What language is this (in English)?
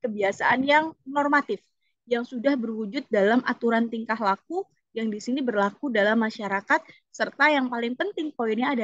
Indonesian